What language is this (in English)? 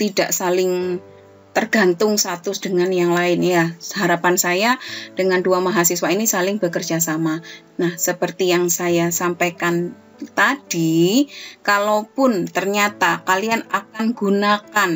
Indonesian